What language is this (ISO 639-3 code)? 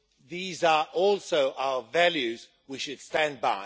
eng